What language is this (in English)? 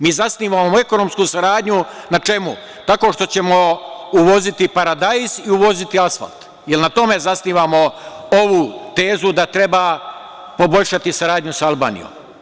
Serbian